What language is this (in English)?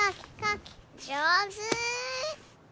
Japanese